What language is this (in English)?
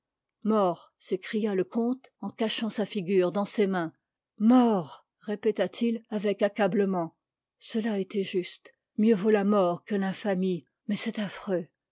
French